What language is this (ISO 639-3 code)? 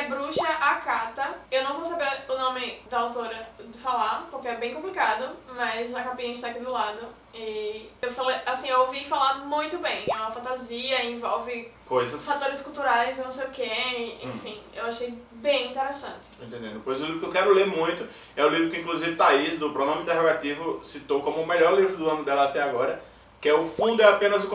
por